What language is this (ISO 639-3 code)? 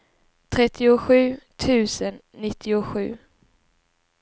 swe